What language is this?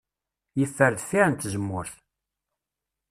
Kabyle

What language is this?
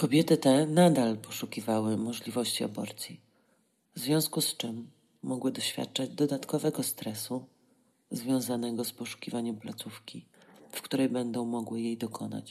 Polish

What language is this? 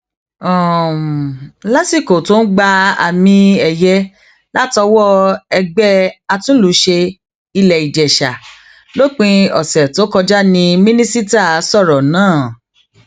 Yoruba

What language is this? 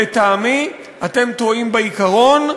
Hebrew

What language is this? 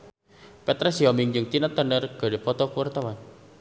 Sundanese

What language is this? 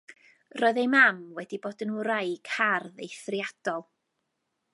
Welsh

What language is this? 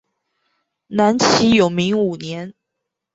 Chinese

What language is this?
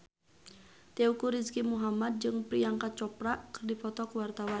Sundanese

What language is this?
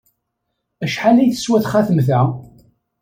Kabyle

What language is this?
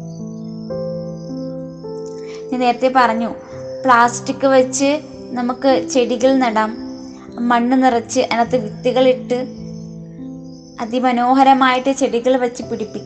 Malayalam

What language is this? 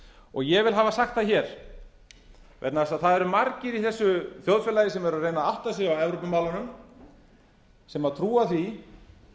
Icelandic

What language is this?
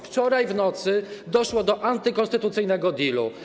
Polish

